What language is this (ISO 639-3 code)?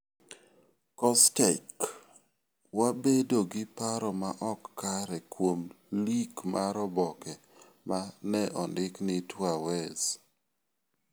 luo